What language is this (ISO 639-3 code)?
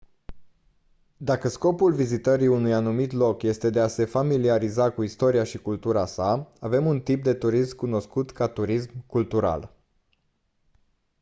ron